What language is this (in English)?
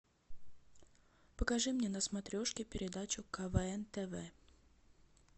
Russian